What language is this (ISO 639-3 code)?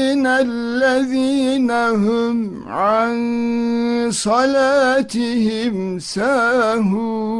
tur